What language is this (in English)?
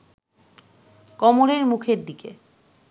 Bangla